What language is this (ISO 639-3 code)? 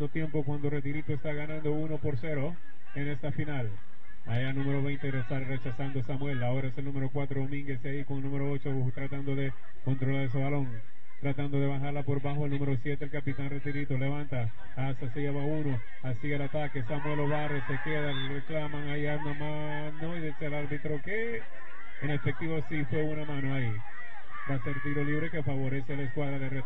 spa